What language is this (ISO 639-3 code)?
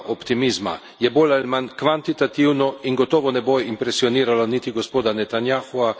slv